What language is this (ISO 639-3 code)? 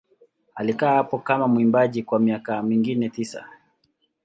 swa